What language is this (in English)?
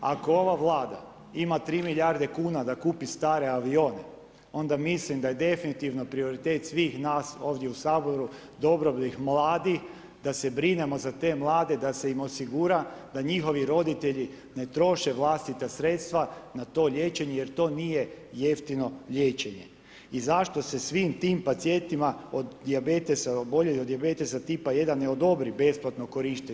Croatian